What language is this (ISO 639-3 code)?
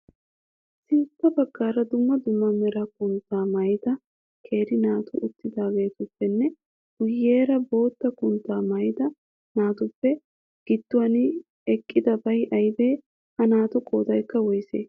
wal